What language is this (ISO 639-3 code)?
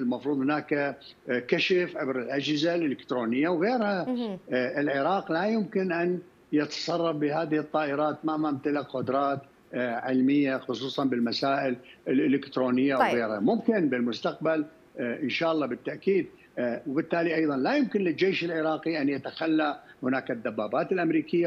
ara